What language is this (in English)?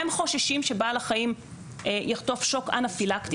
Hebrew